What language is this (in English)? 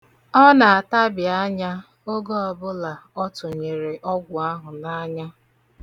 Igbo